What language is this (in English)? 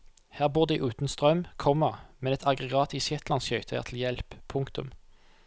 Norwegian